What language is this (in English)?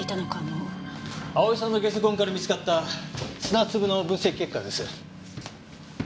Japanese